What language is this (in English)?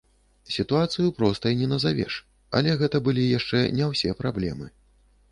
Belarusian